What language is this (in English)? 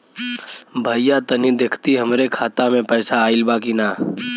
Bhojpuri